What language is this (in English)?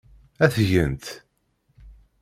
Kabyle